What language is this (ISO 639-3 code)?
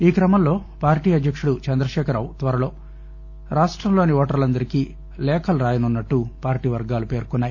tel